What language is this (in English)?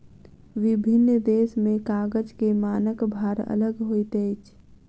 Maithili